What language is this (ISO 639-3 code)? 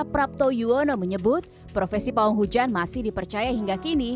ind